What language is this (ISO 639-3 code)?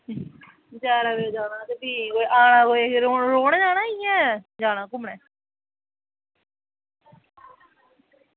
doi